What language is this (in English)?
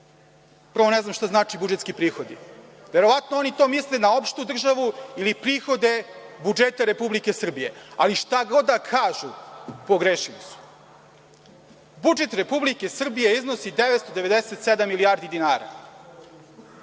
Serbian